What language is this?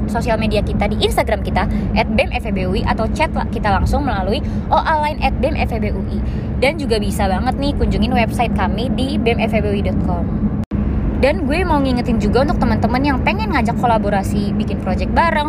Indonesian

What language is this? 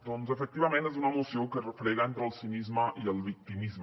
Catalan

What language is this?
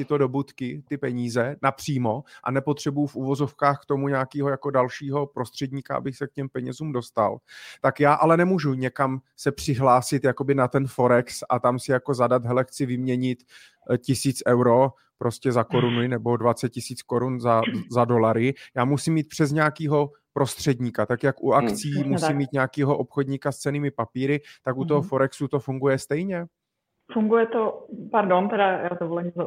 Czech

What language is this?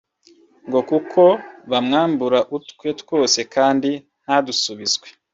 Kinyarwanda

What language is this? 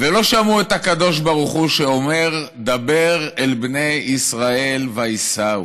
Hebrew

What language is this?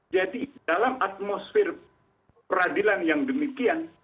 Indonesian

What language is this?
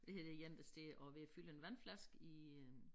Danish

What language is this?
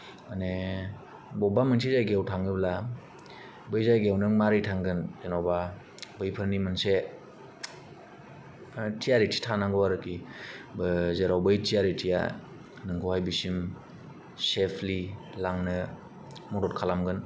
Bodo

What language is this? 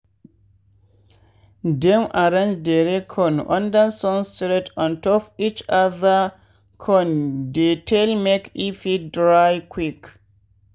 Nigerian Pidgin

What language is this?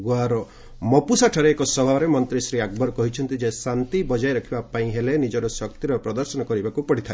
Odia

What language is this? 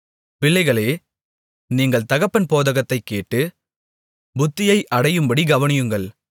Tamil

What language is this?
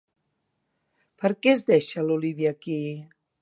Catalan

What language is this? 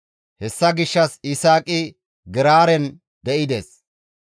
Gamo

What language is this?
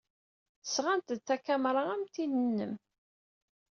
Kabyle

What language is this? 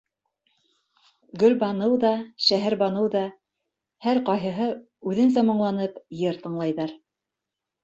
Bashkir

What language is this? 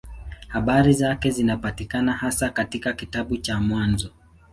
Swahili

